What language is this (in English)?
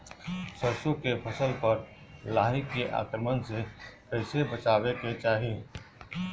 Bhojpuri